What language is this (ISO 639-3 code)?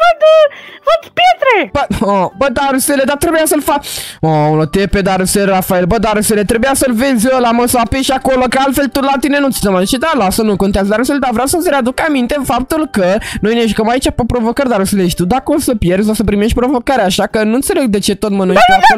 ron